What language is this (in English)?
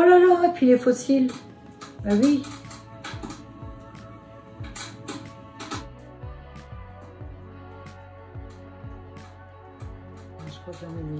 French